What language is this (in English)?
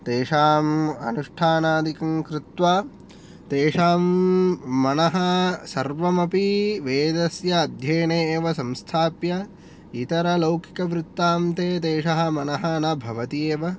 Sanskrit